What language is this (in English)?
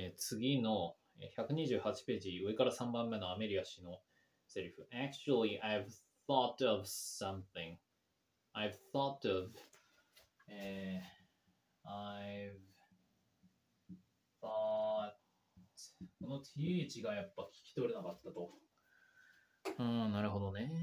Japanese